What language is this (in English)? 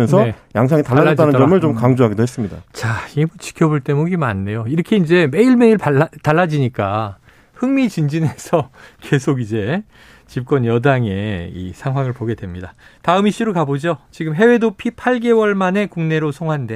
Korean